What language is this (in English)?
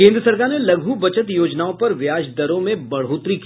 Hindi